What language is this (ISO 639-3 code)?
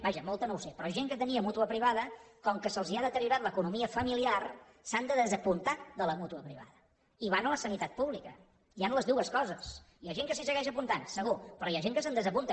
cat